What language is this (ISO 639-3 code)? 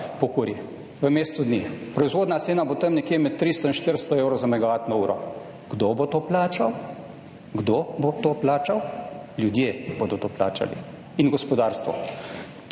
slv